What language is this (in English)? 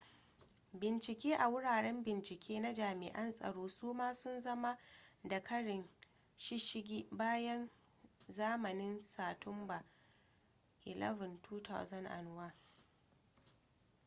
Hausa